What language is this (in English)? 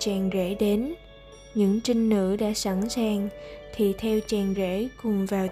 Vietnamese